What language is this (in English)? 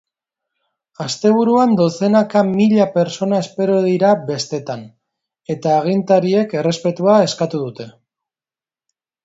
Basque